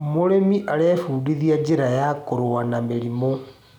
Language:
Kikuyu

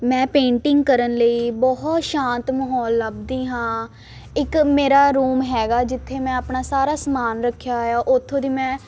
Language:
Punjabi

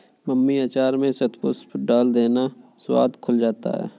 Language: Hindi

